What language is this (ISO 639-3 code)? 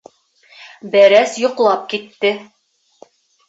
bak